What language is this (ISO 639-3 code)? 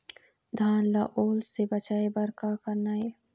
hne